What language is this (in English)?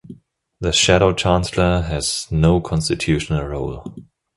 English